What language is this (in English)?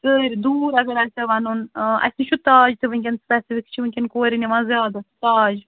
Kashmiri